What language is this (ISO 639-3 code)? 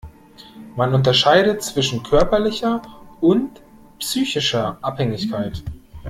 deu